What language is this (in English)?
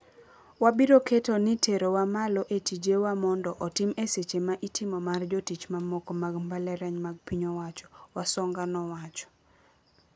Luo (Kenya and Tanzania)